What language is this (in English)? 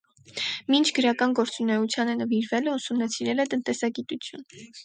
Armenian